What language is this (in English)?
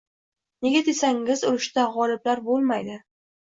Uzbek